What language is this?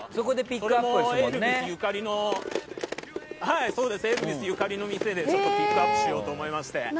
Japanese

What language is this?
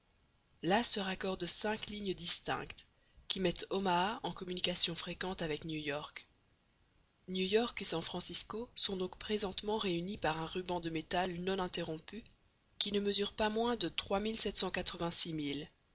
French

